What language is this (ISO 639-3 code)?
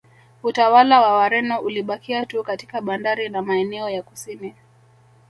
swa